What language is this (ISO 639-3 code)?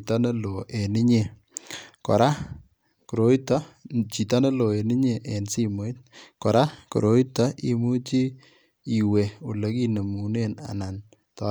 kln